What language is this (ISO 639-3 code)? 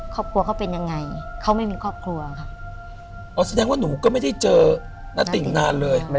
tha